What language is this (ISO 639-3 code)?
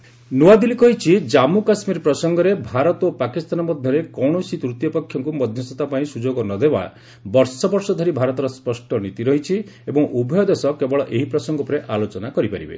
ori